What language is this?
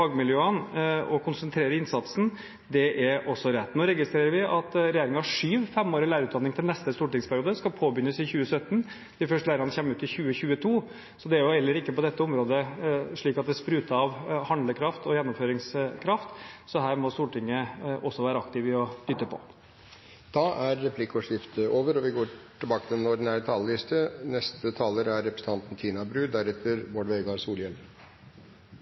Norwegian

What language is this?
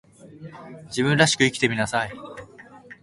Japanese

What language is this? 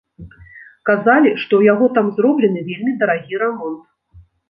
Belarusian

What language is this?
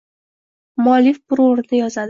Uzbek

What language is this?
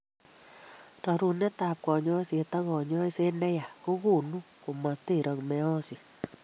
Kalenjin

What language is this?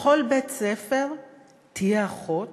Hebrew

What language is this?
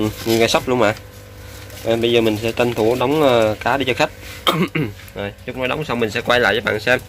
Vietnamese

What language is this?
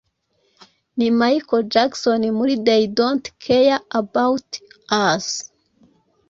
Kinyarwanda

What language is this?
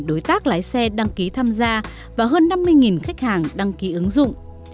Vietnamese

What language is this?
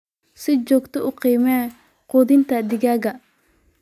Somali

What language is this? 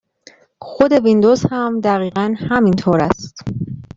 Persian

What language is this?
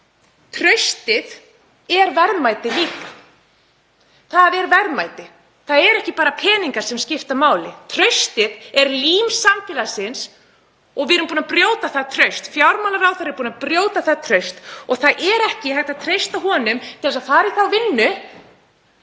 Icelandic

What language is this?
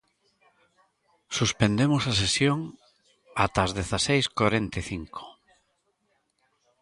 Galician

